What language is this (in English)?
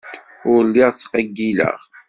Kabyle